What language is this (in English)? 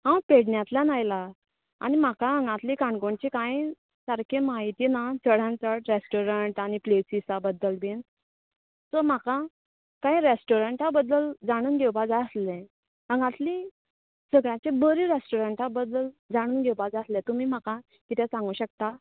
Konkani